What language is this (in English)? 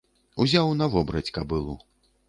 Belarusian